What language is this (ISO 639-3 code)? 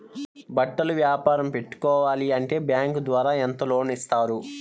tel